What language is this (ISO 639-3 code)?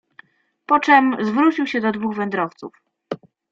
pol